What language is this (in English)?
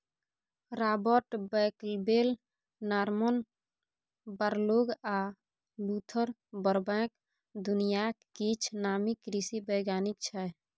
Maithili